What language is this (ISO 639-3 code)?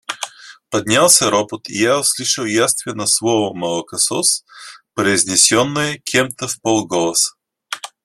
rus